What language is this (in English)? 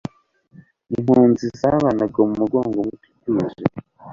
Kinyarwanda